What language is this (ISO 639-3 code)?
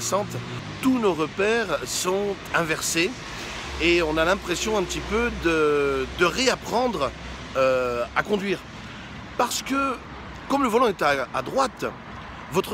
fra